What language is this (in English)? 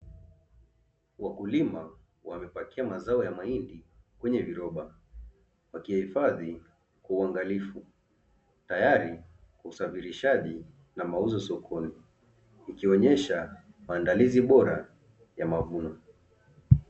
Swahili